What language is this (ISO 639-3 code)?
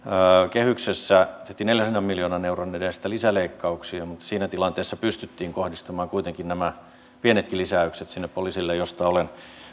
fin